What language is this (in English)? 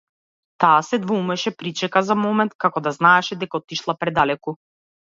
Macedonian